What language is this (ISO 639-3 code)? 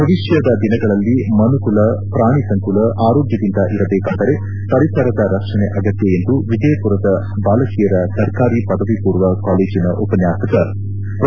kan